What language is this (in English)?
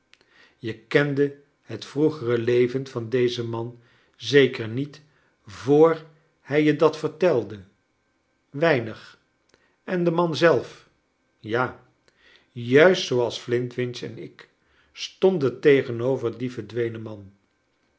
Dutch